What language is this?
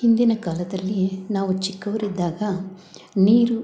Kannada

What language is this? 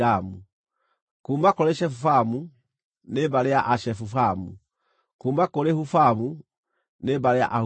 Kikuyu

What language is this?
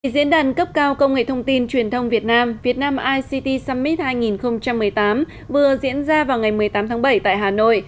Vietnamese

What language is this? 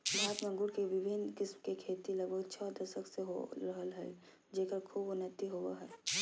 Magahi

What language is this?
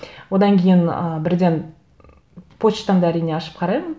Kazakh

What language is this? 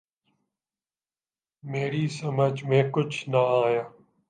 Urdu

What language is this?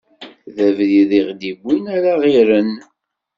Kabyle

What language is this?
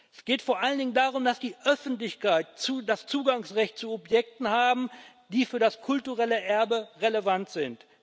German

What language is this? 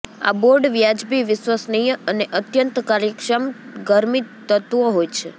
Gujarati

